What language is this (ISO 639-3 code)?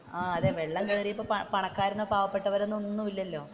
mal